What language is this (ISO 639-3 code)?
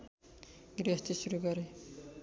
nep